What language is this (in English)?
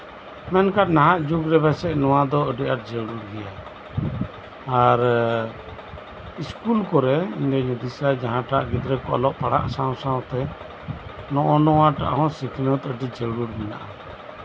Santali